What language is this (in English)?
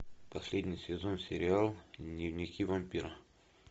Russian